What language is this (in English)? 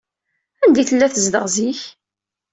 Kabyle